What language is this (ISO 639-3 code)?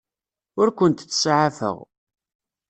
kab